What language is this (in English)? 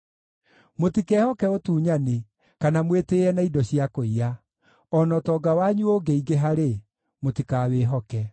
Kikuyu